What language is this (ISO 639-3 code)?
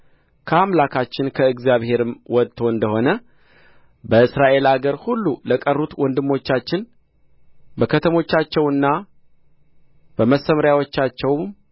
amh